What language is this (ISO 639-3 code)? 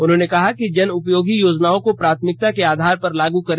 hin